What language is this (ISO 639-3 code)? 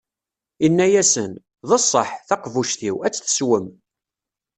kab